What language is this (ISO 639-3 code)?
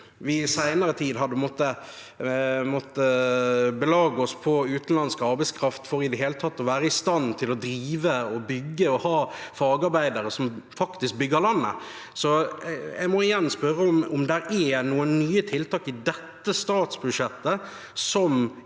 nor